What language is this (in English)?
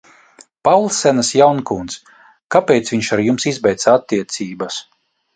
Latvian